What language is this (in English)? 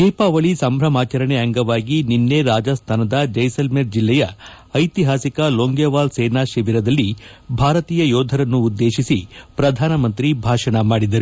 Kannada